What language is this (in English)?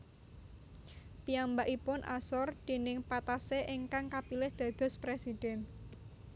Javanese